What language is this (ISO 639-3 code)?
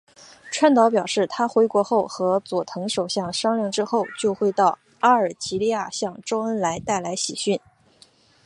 zho